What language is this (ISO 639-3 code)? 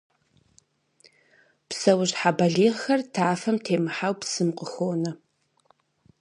kbd